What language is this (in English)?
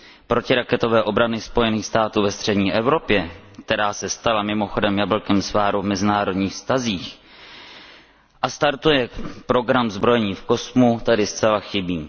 Czech